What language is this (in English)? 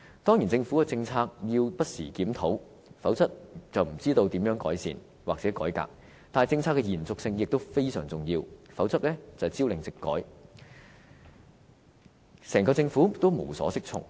Cantonese